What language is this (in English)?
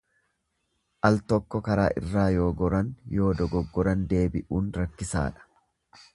Oromo